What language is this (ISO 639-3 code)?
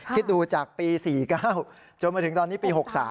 tha